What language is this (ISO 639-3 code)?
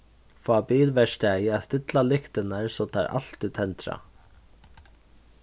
fao